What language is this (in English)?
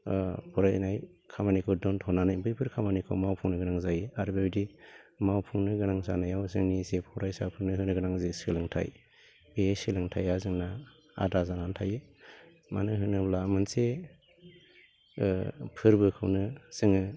Bodo